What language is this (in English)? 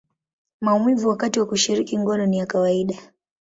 Swahili